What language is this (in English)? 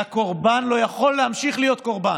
Hebrew